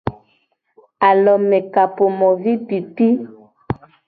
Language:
Gen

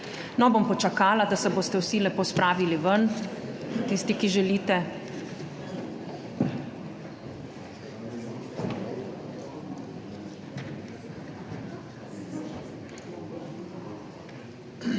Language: Slovenian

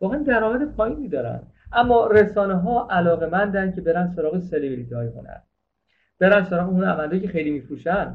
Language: Persian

